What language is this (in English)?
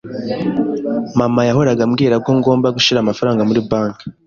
Kinyarwanda